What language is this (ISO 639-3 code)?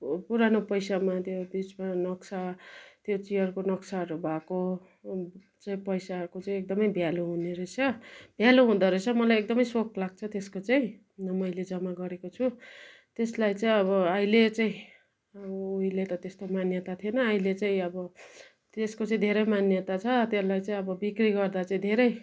nep